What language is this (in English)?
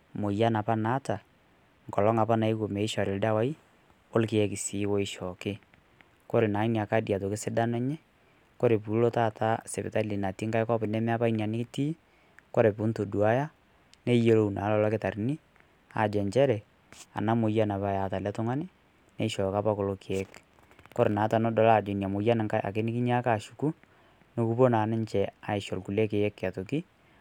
Masai